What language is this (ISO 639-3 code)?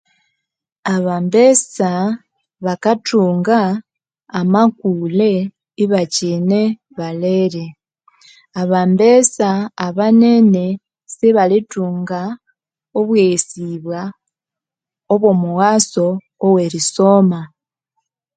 koo